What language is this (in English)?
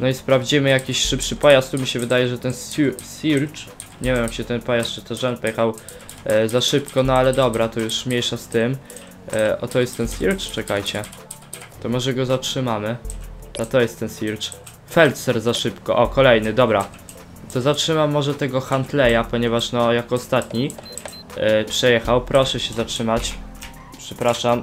Polish